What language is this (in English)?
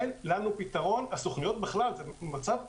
Hebrew